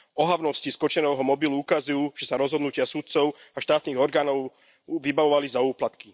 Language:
Slovak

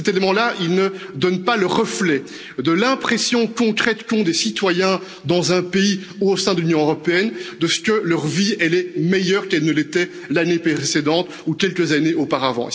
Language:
French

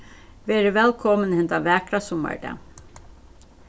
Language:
Faroese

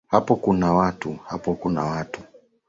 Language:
Swahili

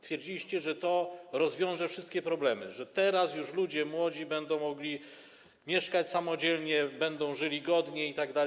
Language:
Polish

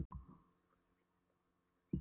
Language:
Icelandic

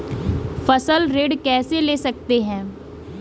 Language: Hindi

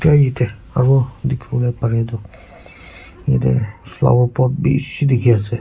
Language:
Naga Pidgin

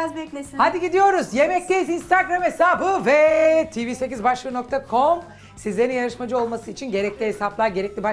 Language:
Turkish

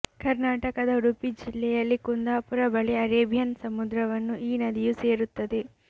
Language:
Kannada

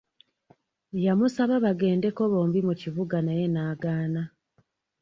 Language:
Ganda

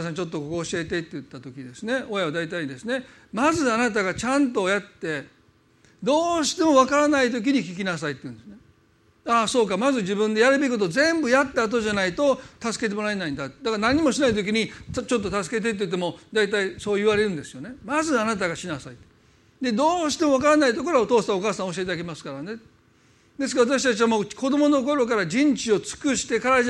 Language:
Japanese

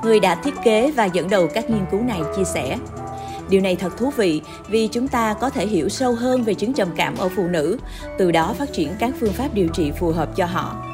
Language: Vietnamese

